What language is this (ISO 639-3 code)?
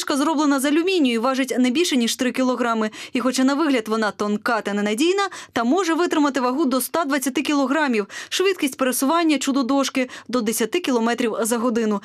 ukr